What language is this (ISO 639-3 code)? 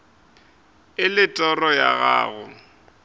nso